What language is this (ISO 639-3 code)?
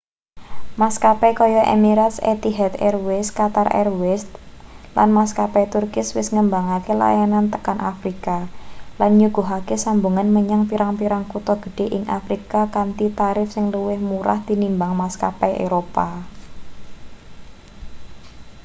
jav